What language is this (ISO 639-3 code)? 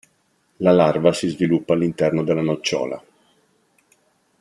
ita